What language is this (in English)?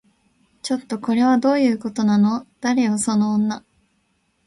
Japanese